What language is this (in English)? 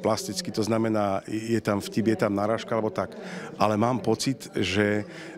Slovak